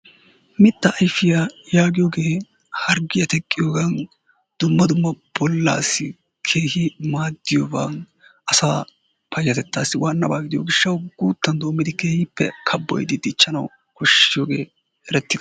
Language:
Wolaytta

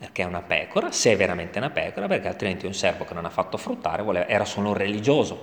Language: Italian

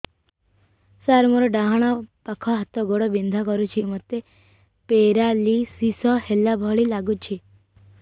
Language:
Odia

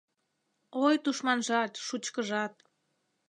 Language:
Mari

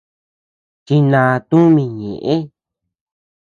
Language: Tepeuxila Cuicatec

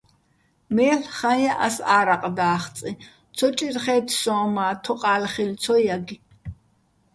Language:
Bats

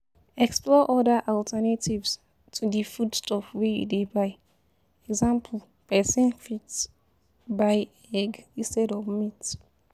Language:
Nigerian Pidgin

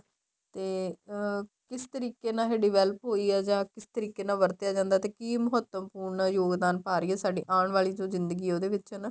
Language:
Punjabi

